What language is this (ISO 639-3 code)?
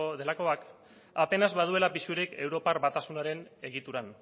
eus